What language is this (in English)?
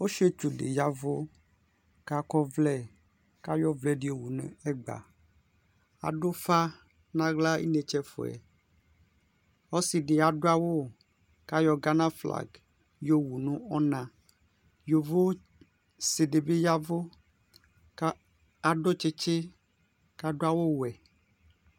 Ikposo